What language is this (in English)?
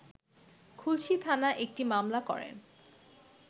Bangla